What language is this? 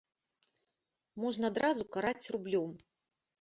Belarusian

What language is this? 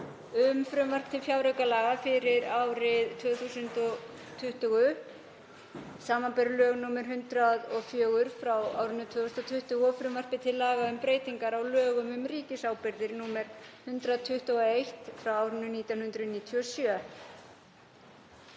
Icelandic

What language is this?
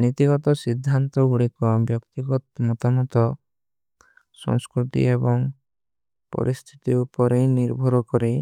Kui (India)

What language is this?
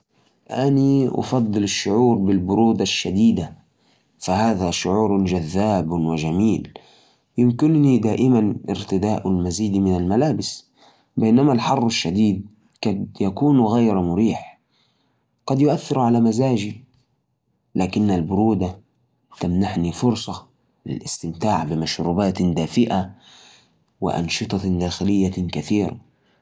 Najdi Arabic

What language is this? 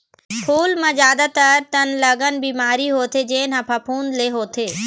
Chhattisgarhi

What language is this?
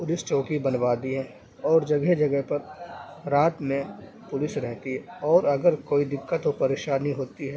Urdu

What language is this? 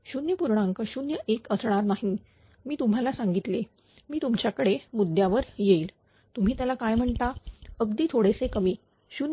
Marathi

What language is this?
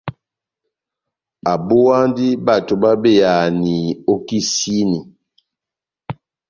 Batanga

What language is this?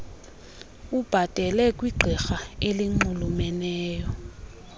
Xhosa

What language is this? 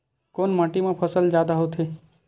Chhattisgarhi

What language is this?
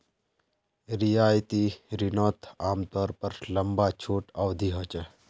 Magahi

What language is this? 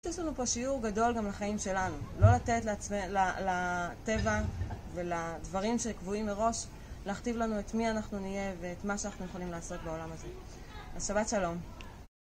Hebrew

